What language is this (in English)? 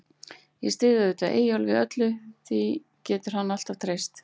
Icelandic